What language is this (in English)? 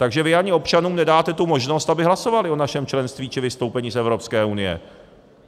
Czech